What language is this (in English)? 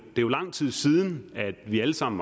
Danish